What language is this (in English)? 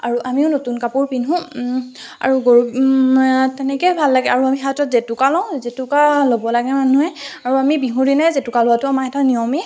Assamese